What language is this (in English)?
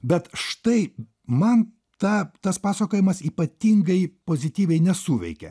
Lithuanian